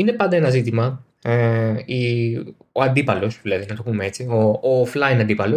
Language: Greek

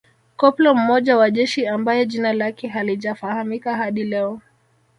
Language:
Swahili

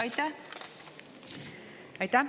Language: Estonian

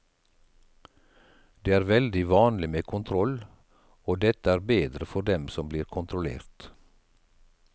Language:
Norwegian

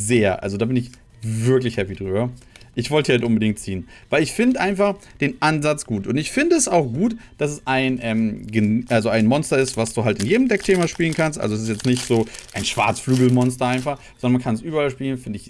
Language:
German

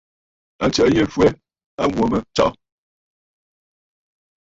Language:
Bafut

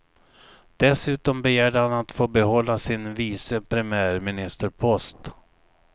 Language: Swedish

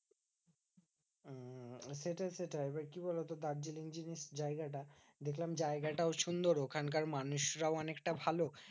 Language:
Bangla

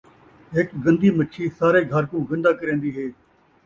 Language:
Saraiki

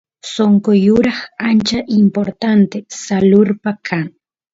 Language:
Santiago del Estero Quichua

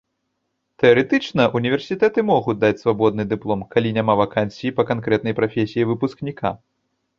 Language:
Belarusian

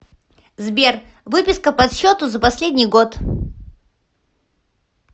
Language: Russian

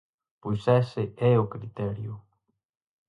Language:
Galician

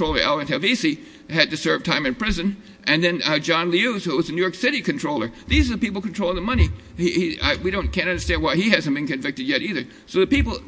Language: English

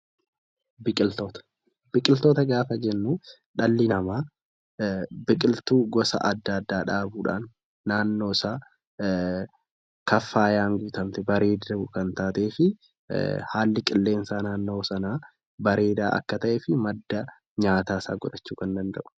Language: Oromo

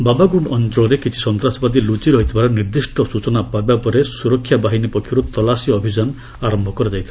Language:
Odia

